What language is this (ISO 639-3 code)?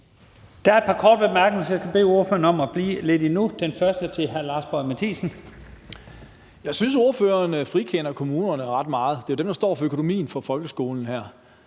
dan